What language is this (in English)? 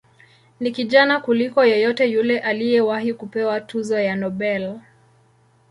Swahili